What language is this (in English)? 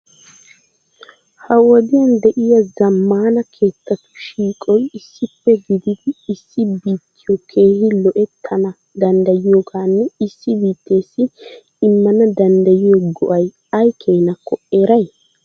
Wolaytta